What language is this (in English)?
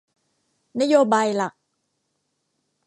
Thai